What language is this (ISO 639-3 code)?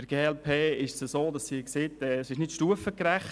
gsw